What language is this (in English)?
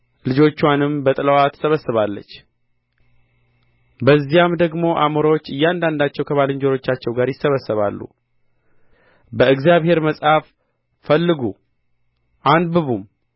Amharic